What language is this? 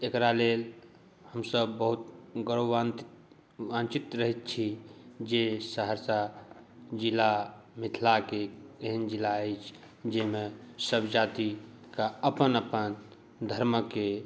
Maithili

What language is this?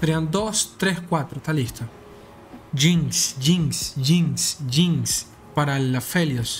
Spanish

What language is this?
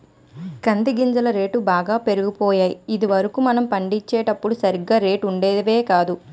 Telugu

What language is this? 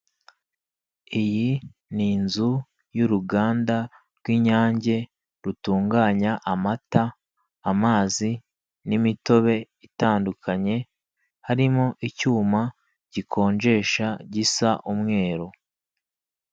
Kinyarwanda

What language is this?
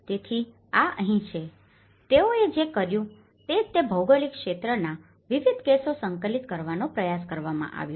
Gujarati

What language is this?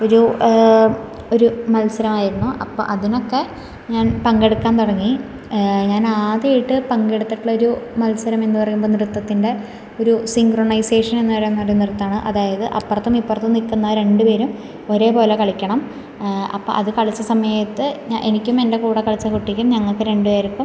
Malayalam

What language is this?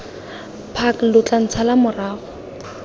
Tswana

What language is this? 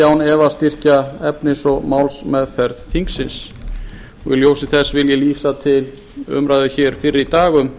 Icelandic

